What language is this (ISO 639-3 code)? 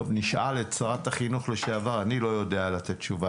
heb